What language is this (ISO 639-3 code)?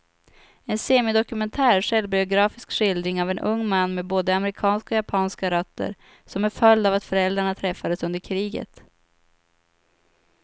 swe